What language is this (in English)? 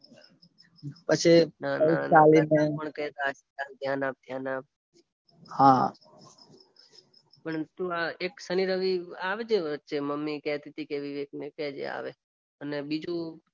Gujarati